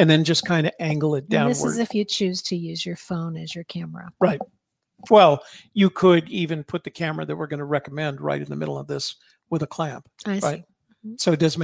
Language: English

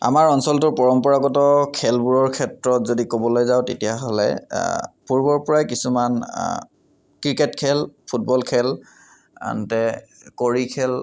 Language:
Assamese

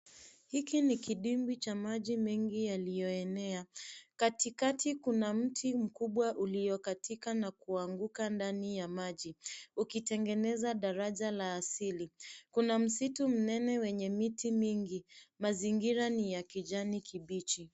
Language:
Swahili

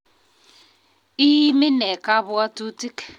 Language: Kalenjin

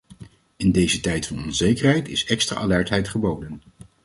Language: Dutch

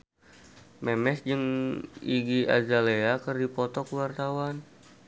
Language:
Sundanese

